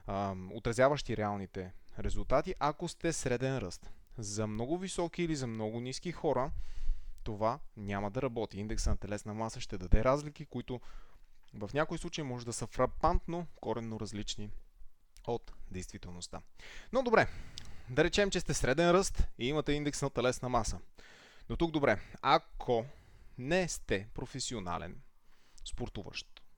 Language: Bulgarian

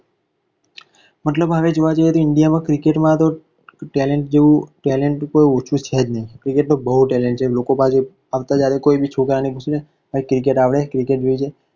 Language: Gujarati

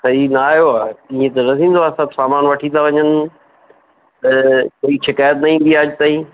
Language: Sindhi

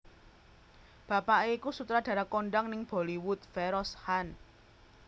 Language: Javanese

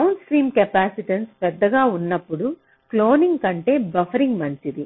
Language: Telugu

